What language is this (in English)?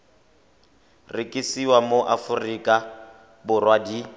Tswana